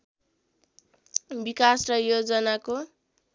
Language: Nepali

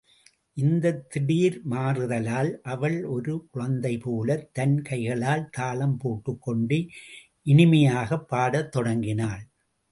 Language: Tamil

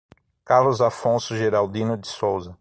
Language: Portuguese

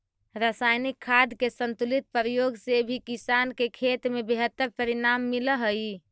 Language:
Magahi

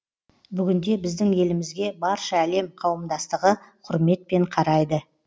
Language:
Kazakh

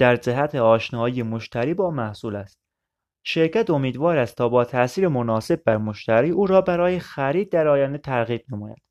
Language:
Persian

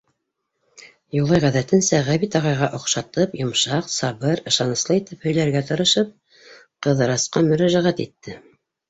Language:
Bashkir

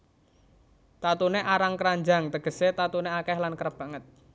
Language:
Javanese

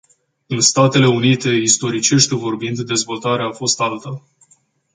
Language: Romanian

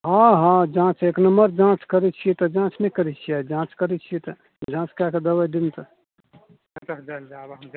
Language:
Maithili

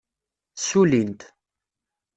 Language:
Kabyle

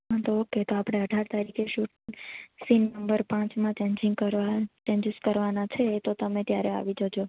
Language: Gujarati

